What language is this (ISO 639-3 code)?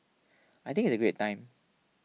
eng